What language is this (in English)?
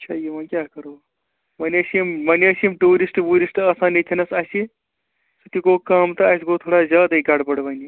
Kashmiri